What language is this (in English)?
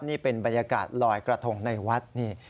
Thai